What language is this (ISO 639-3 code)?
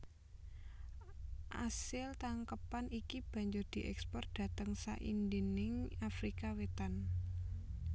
jav